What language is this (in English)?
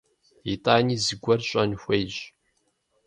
Kabardian